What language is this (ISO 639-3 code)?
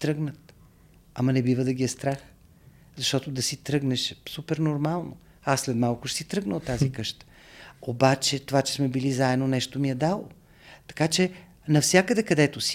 bul